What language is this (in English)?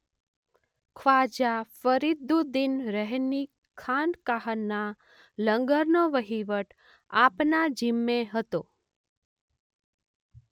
Gujarati